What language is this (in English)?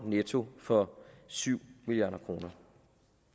Danish